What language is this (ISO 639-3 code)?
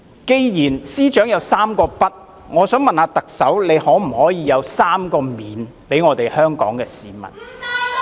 yue